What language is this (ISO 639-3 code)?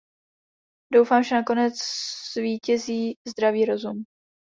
ces